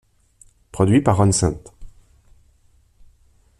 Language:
French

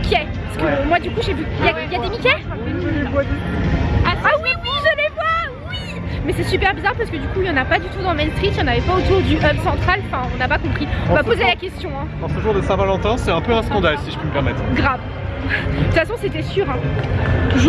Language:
French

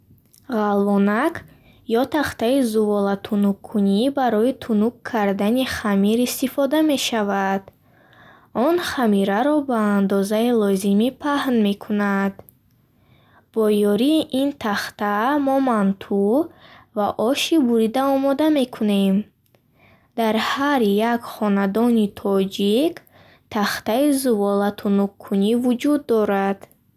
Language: Bukharic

